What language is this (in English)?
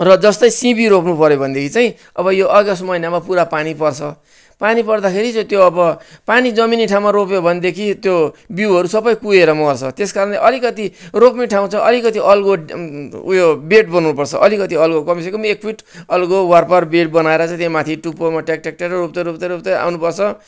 Nepali